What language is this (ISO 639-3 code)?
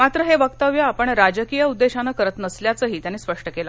mar